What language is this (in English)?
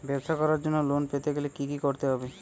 Bangla